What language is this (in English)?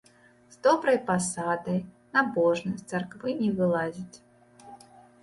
Belarusian